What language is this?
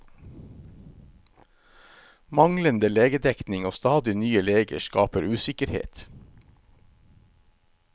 Norwegian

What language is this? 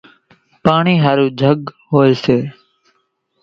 Kachi Koli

